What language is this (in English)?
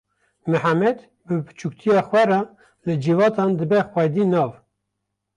Kurdish